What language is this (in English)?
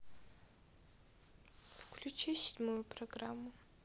Russian